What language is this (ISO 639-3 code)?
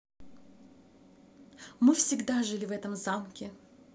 rus